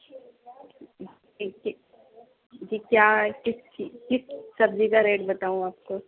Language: Urdu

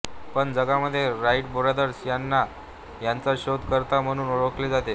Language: Marathi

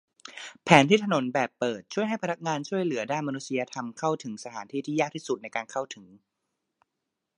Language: Thai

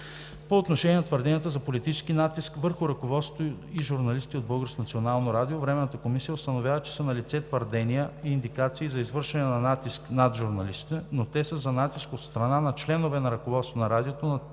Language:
Bulgarian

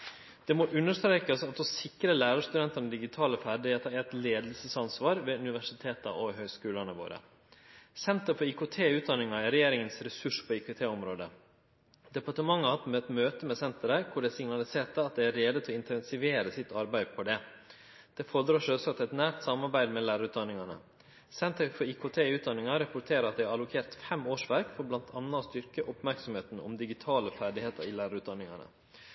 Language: Norwegian Nynorsk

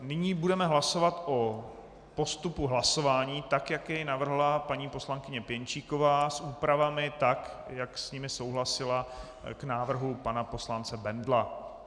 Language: Czech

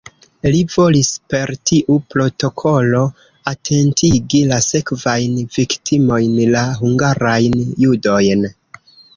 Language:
Esperanto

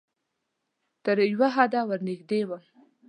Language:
Pashto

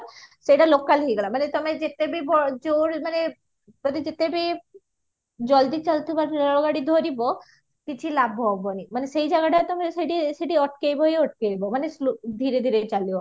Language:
Odia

